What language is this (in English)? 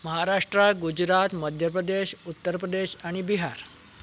Konkani